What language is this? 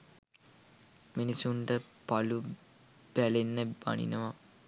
Sinhala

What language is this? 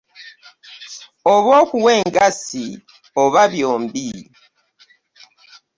Ganda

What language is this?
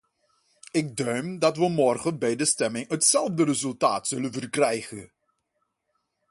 Dutch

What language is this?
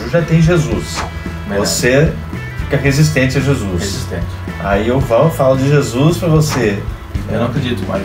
Portuguese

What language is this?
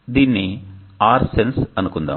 Telugu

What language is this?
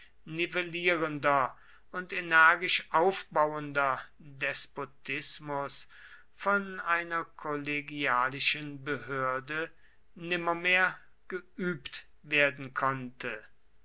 German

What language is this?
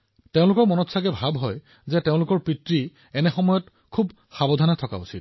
Assamese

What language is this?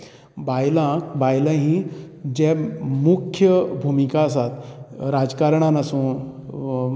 Konkani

